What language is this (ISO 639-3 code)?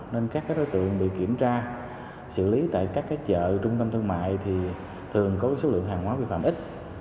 vie